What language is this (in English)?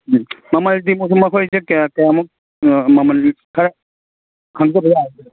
Manipuri